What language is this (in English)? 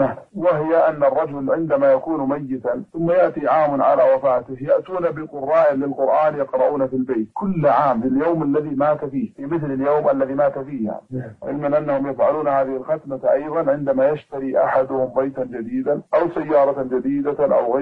Arabic